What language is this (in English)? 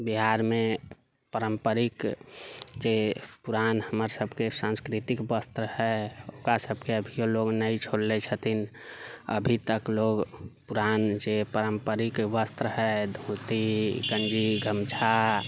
Maithili